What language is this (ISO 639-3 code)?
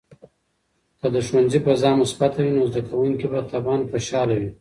pus